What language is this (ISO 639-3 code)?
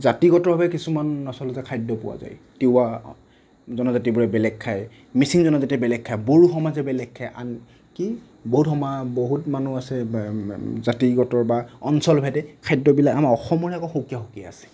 asm